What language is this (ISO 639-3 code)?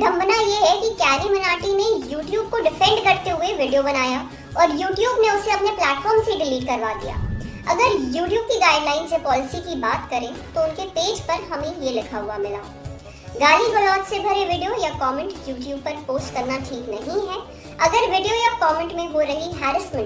hin